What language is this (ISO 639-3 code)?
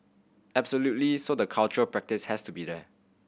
eng